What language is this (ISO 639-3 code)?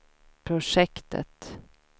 swe